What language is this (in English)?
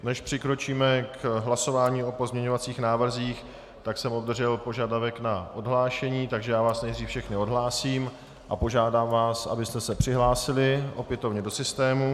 Czech